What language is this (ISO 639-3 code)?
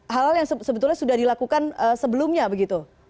ind